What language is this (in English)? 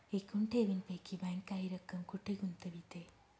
Marathi